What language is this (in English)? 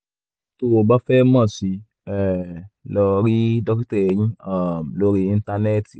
Yoruba